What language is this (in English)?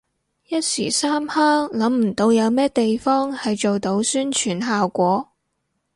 Cantonese